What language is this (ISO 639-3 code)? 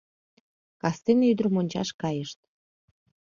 chm